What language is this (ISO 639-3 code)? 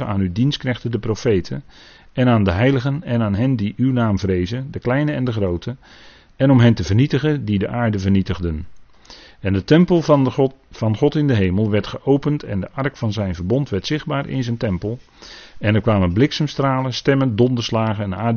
nld